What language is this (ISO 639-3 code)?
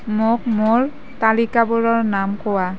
asm